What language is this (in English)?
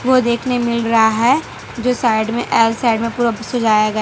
Hindi